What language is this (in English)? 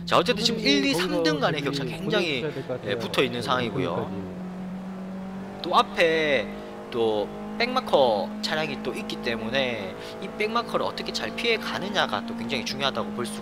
Korean